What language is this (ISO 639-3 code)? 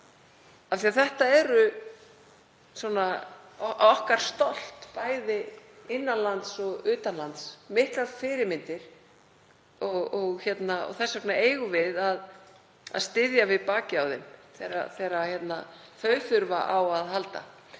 isl